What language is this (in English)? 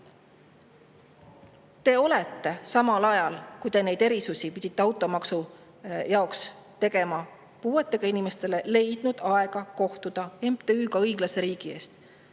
Estonian